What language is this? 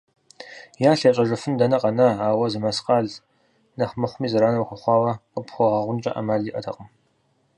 Kabardian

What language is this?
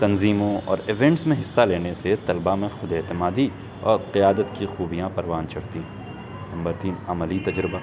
Urdu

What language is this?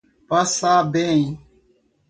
Portuguese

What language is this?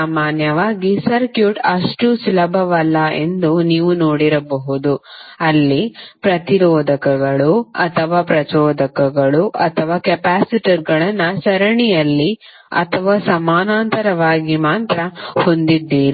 Kannada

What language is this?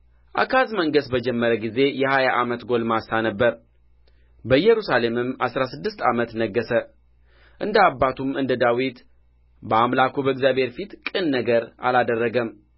Amharic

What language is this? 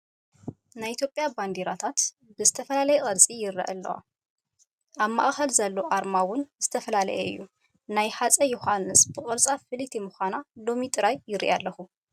Tigrinya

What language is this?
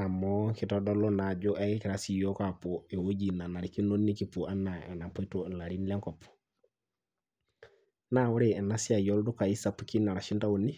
Masai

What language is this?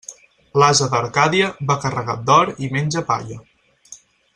Catalan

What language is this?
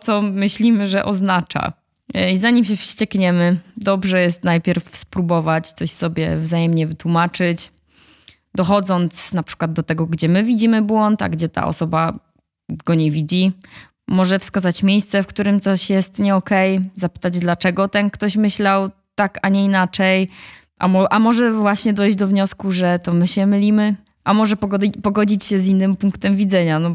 Polish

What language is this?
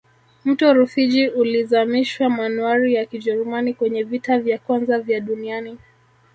Swahili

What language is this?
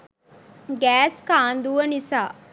Sinhala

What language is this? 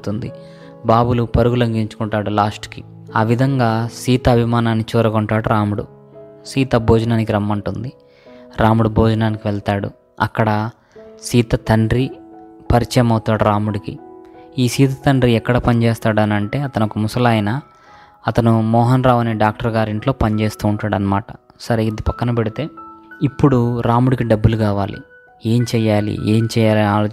Telugu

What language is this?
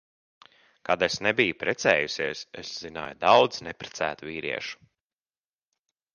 Latvian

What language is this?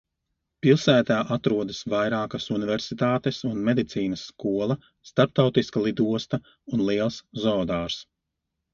Latvian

